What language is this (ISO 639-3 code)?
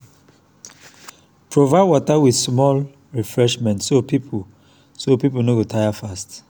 pcm